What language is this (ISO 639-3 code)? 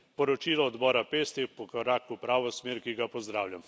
slv